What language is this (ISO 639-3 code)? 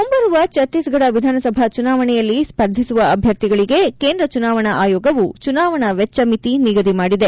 kan